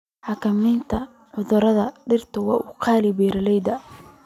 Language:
Somali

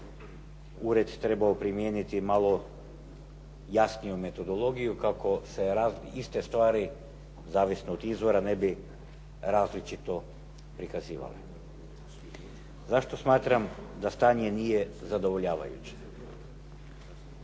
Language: Croatian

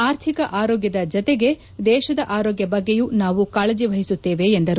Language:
Kannada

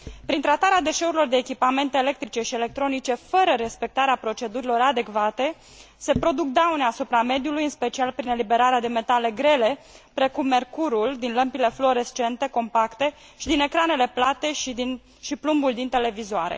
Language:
Romanian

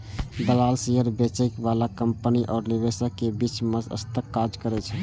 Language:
Maithili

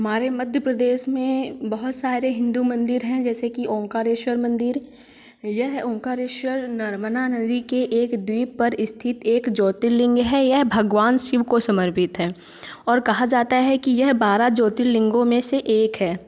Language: Hindi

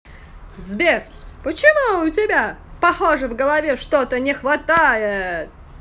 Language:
Russian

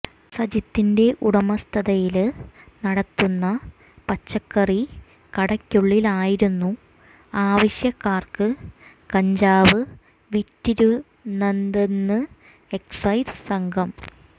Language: Malayalam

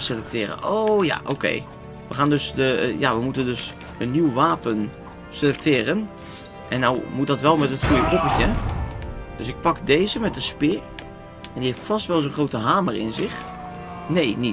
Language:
Dutch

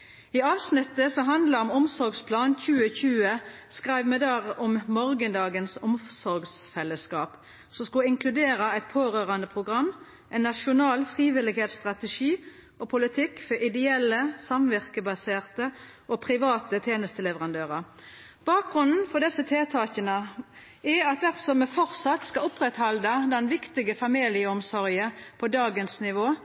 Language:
Norwegian Nynorsk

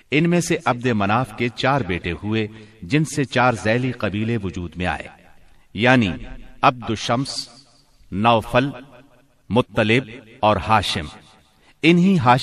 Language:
Urdu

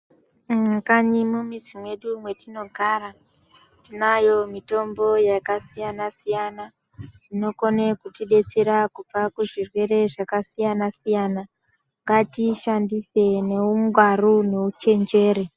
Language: Ndau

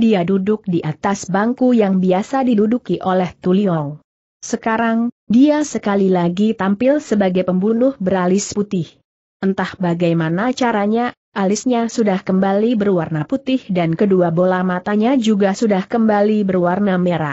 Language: Indonesian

